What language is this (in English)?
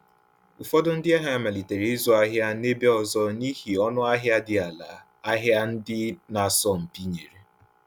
Igbo